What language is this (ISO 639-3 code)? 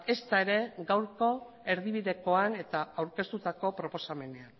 eus